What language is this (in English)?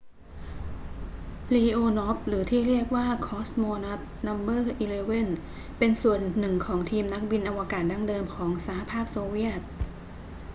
Thai